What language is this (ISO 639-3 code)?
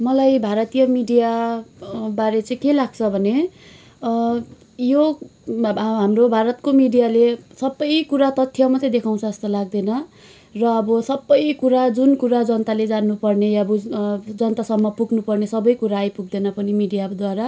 nep